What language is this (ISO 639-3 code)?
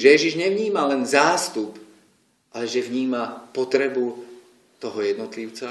slk